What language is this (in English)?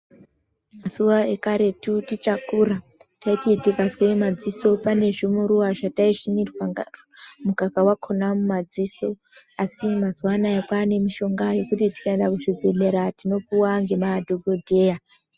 Ndau